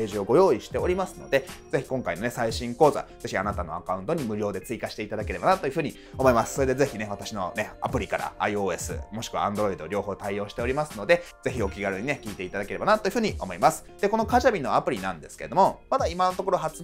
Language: Japanese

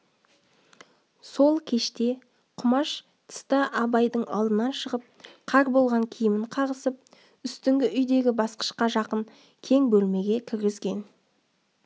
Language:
Kazakh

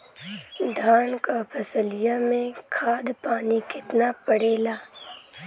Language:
Bhojpuri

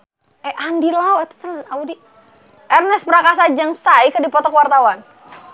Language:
Sundanese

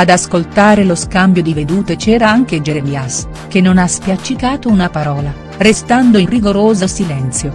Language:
Italian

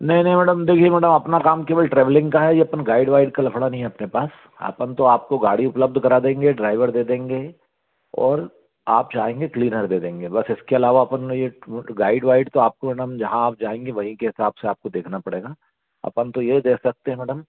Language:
Hindi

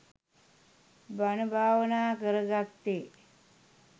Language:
Sinhala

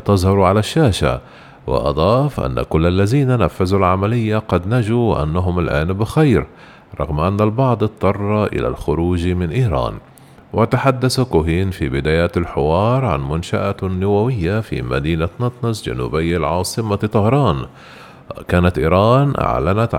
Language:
Arabic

